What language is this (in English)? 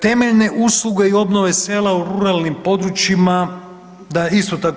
Croatian